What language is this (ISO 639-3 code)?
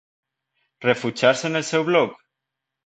cat